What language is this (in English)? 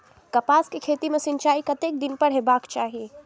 Maithili